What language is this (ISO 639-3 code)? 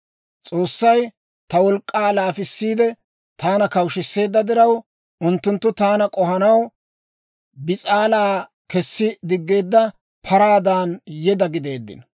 dwr